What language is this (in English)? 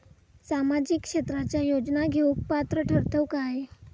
Marathi